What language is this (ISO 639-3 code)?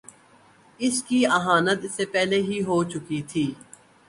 urd